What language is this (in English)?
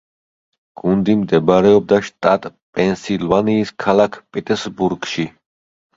Georgian